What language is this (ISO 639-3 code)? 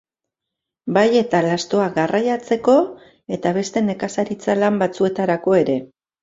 eus